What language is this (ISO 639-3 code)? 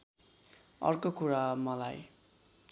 nep